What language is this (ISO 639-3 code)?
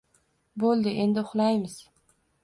uzb